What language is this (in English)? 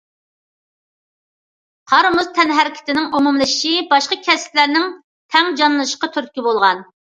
Uyghur